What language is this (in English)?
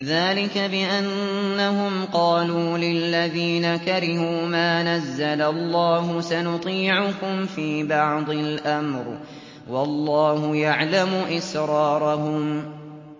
Arabic